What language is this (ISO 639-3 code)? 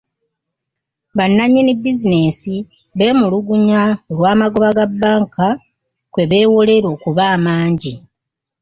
lug